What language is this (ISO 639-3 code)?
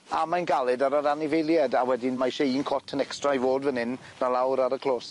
cym